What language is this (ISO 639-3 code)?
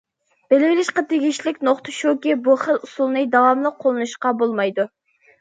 uig